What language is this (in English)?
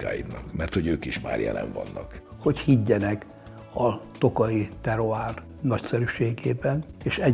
Hungarian